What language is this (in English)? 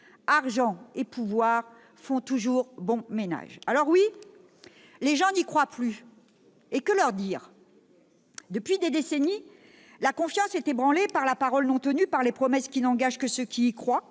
French